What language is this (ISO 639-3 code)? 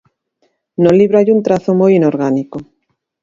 glg